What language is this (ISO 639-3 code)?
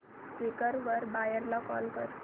mar